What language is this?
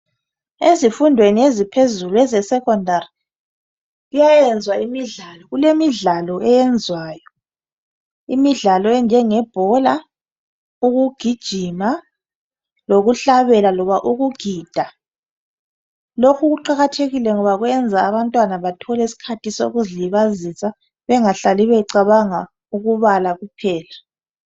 North Ndebele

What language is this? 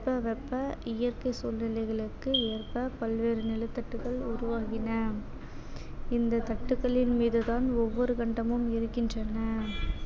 Tamil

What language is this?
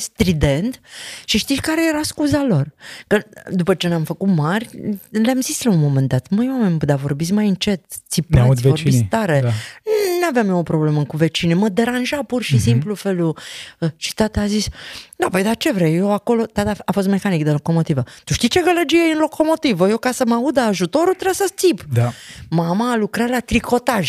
Romanian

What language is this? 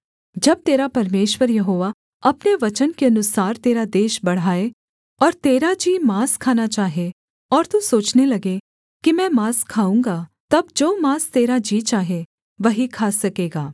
Hindi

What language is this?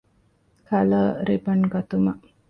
Divehi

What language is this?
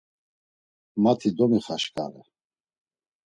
Laz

